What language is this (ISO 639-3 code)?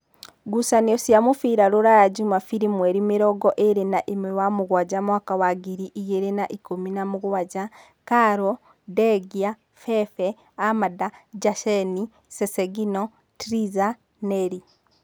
kik